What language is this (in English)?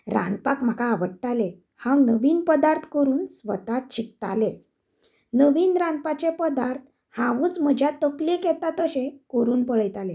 Konkani